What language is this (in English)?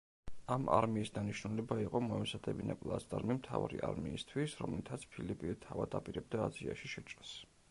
Georgian